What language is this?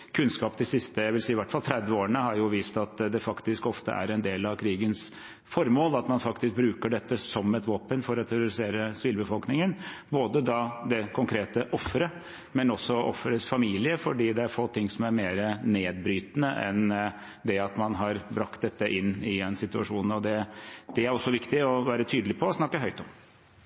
Norwegian Bokmål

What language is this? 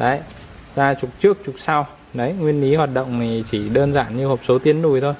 Vietnamese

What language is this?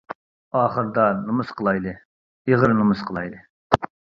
Uyghur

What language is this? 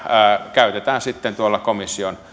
Finnish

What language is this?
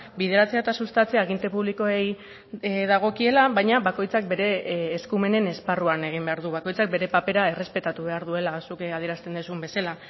Basque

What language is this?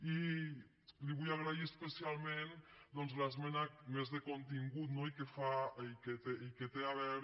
Catalan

